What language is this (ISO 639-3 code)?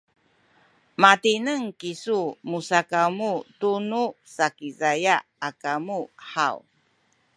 szy